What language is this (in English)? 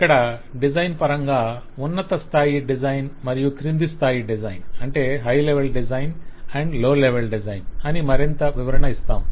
Telugu